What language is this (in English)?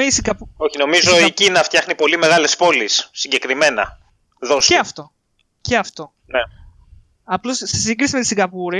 Greek